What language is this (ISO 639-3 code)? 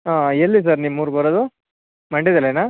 kan